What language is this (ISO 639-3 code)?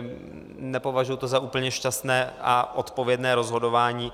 ces